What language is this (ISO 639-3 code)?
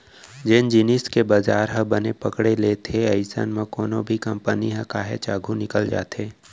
hne